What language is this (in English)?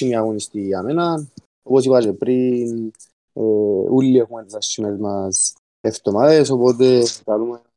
Greek